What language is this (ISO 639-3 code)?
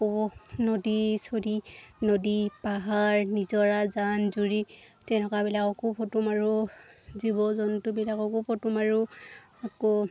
asm